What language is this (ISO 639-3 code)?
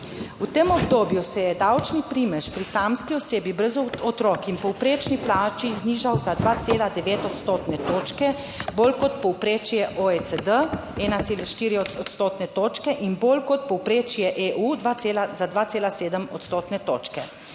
slv